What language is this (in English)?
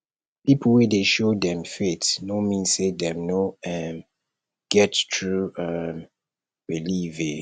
Nigerian Pidgin